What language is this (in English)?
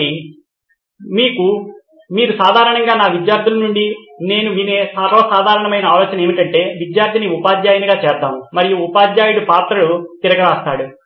Telugu